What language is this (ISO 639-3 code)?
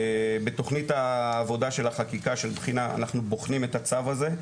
heb